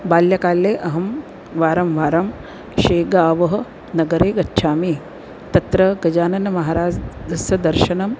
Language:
Sanskrit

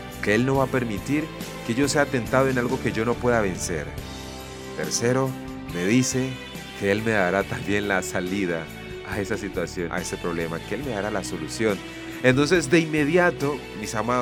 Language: Spanish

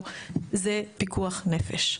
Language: Hebrew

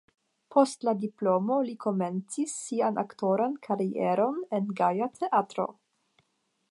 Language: Esperanto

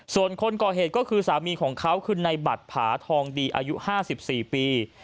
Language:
Thai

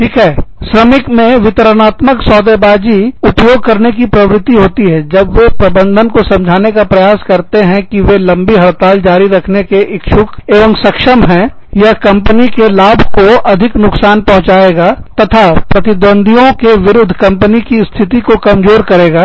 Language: Hindi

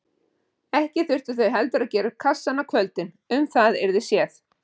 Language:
Icelandic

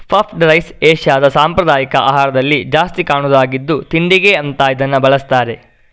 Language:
Kannada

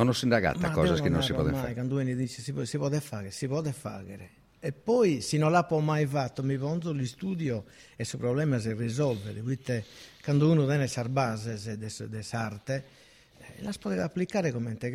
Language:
Italian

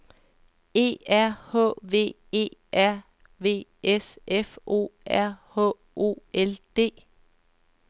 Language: Danish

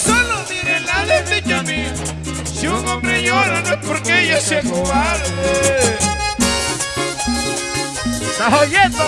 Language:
Spanish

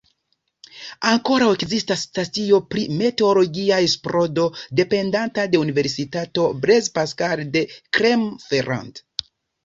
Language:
Esperanto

